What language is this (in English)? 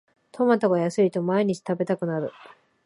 Japanese